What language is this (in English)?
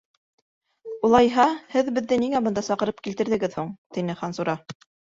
Bashkir